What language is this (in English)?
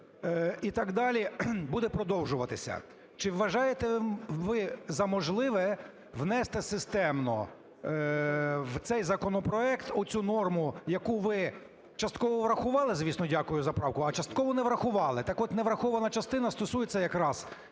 Ukrainian